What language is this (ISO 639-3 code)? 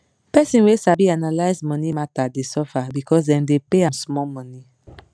pcm